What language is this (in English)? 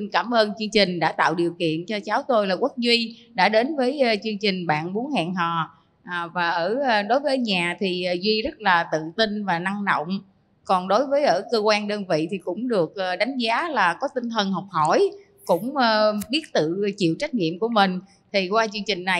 Vietnamese